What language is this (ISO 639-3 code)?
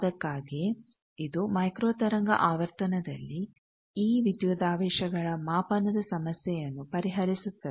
kan